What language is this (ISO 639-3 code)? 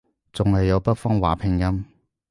yue